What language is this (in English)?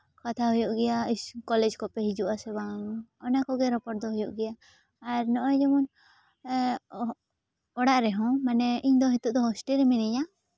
Santali